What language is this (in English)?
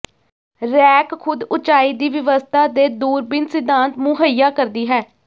Punjabi